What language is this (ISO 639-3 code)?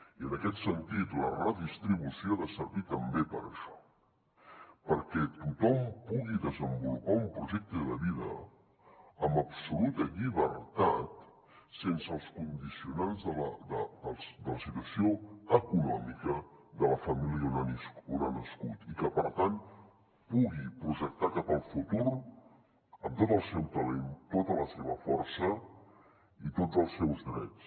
cat